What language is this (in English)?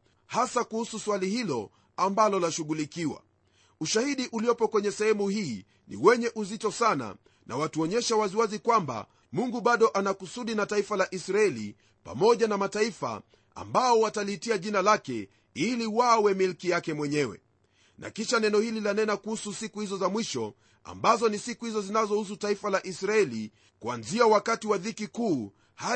Swahili